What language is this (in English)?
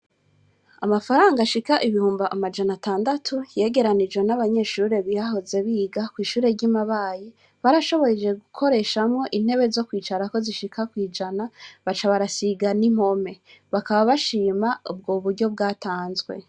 Rundi